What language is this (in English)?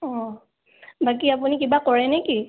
Assamese